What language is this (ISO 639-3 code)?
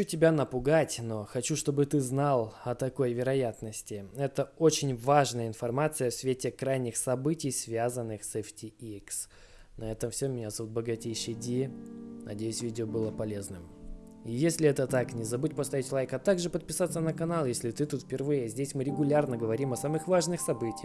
rus